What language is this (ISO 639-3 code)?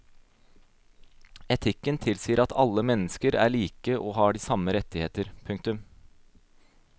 nor